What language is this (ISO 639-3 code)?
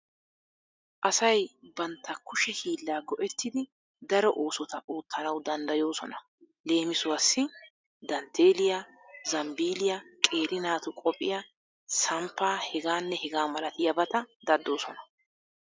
wal